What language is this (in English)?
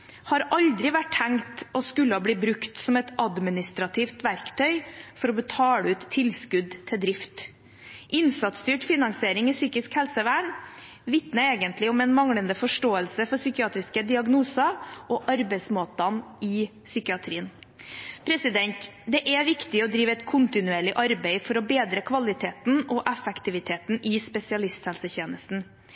Norwegian Bokmål